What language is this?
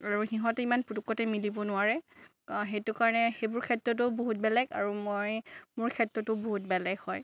Assamese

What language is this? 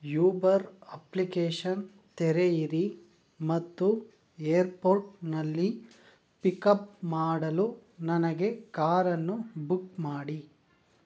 Kannada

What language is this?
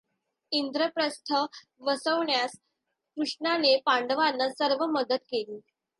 Marathi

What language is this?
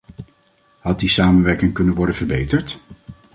Dutch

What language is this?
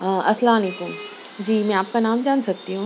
Urdu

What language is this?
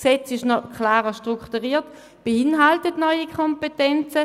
Swiss German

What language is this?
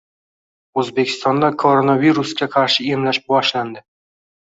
Uzbek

